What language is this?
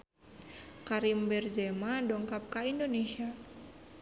Sundanese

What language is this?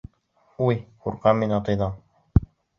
Bashkir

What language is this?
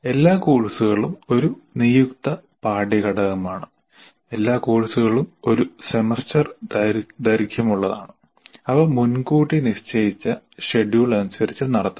Malayalam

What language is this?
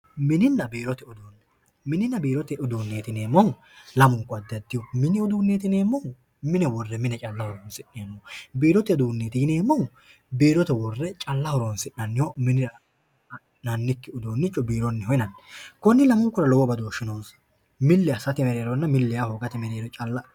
Sidamo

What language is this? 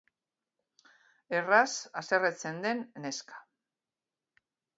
Basque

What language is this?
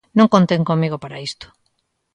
Galician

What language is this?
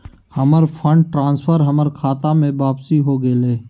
Magahi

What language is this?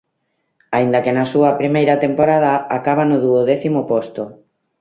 Galician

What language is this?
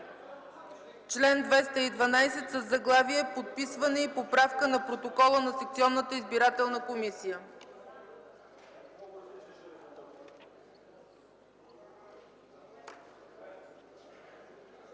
Bulgarian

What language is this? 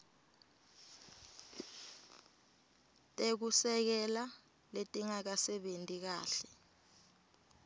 Swati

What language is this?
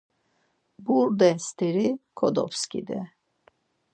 Laz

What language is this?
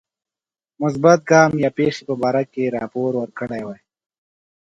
Pashto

